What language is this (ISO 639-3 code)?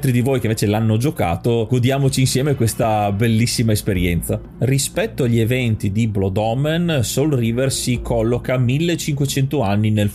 ita